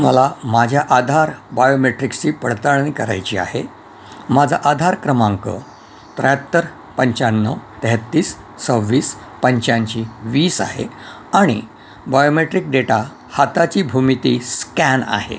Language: Marathi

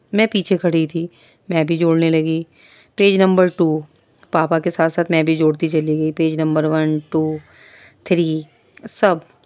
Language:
Urdu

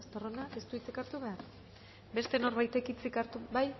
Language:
Basque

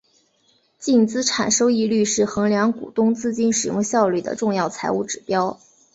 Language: Chinese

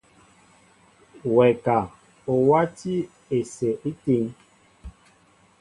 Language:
Mbo (Cameroon)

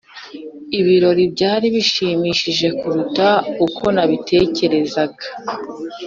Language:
Kinyarwanda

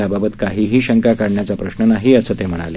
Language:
Marathi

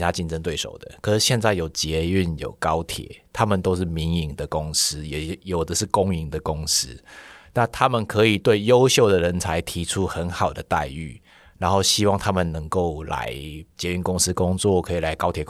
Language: Chinese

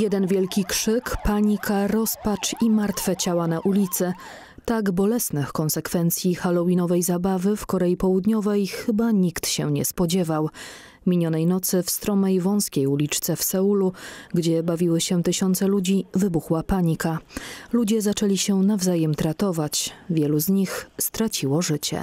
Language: Polish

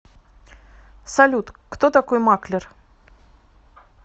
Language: Russian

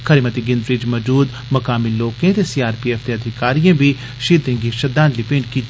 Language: Dogri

